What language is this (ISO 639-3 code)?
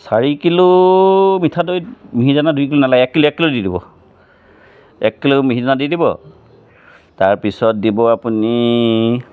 asm